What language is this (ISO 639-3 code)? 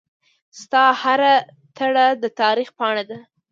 pus